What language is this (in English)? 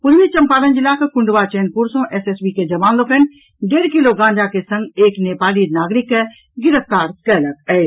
Maithili